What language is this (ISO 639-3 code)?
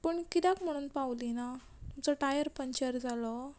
kok